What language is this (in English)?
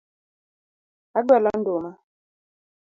Luo (Kenya and Tanzania)